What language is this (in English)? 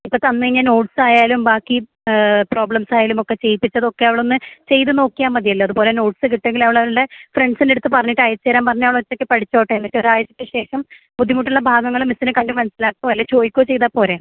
Malayalam